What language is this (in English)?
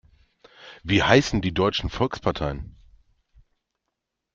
German